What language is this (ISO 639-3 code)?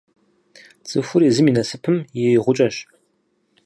kbd